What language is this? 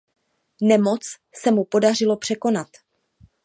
Czech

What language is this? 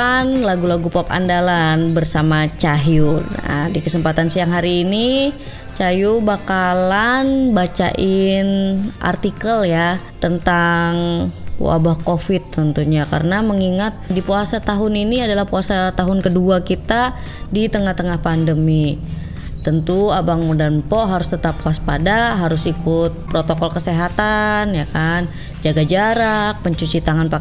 Indonesian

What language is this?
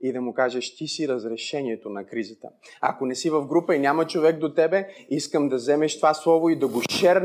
Bulgarian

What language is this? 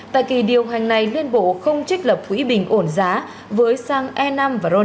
Vietnamese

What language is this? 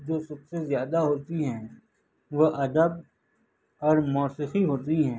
Urdu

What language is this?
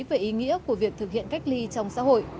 Vietnamese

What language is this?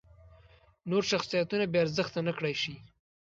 Pashto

